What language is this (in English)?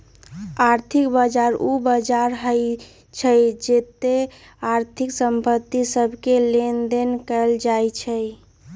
Magahi